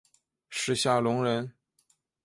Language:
Chinese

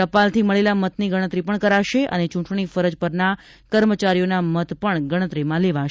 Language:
Gujarati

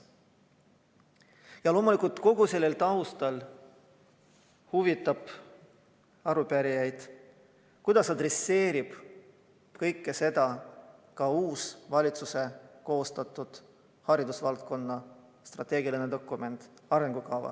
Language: Estonian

